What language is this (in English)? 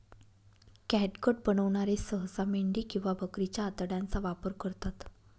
Marathi